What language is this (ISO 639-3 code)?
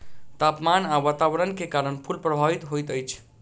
mai